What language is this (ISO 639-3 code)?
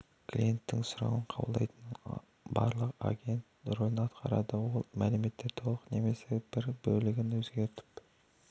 kaz